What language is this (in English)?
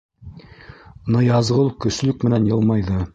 Bashkir